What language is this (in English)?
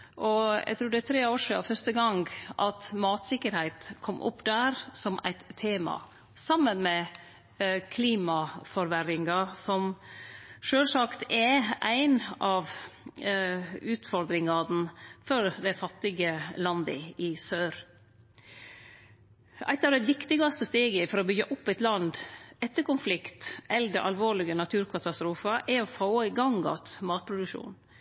Norwegian Nynorsk